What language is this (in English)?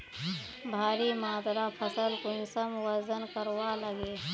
Magahi